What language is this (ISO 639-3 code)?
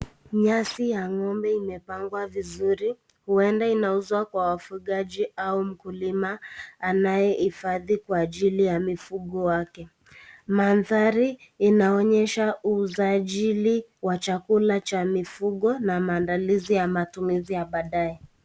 swa